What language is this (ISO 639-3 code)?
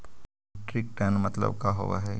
mag